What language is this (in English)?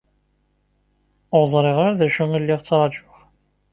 Kabyle